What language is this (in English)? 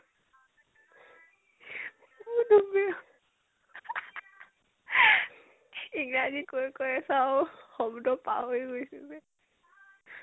Assamese